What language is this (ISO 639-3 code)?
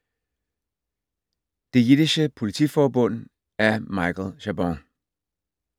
dan